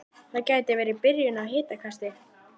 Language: Icelandic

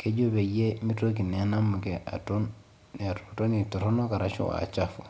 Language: Masai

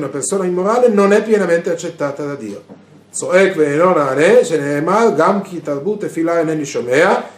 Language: Italian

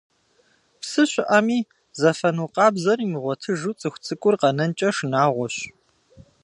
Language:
Kabardian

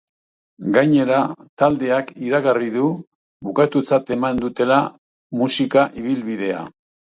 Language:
Basque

